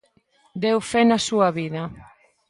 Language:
Galician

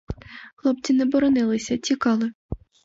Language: Ukrainian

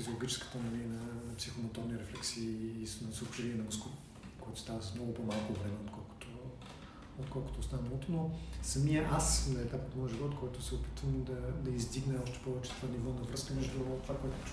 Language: Bulgarian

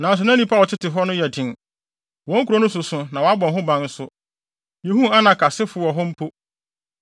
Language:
Akan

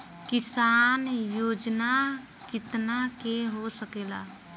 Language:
Bhojpuri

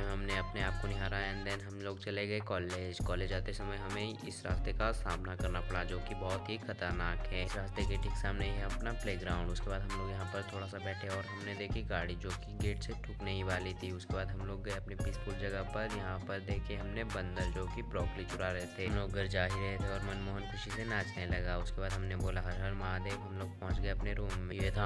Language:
Hindi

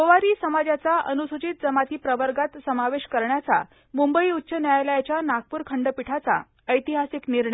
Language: Marathi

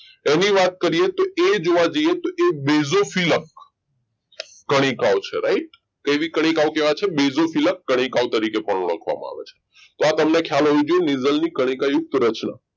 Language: Gujarati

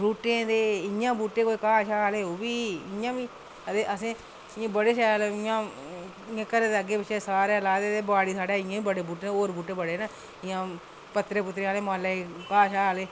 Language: Dogri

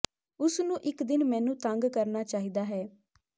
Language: Punjabi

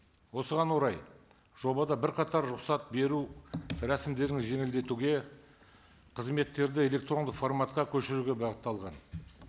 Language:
Kazakh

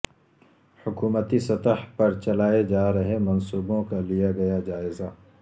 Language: Urdu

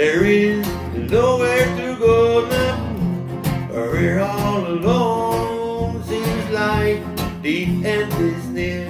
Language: English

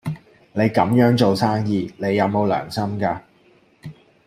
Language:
Cantonese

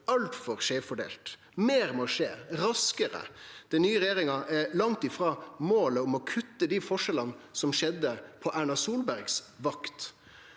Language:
Norwegian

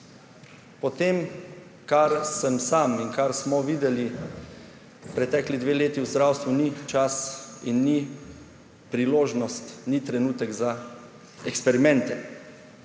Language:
Slovenian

